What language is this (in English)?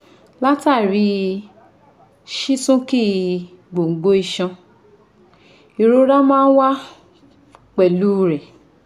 Yoruba